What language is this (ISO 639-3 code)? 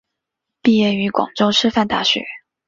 zho